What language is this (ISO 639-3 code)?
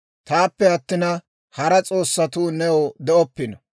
dwr